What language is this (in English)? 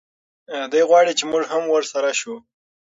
Pashto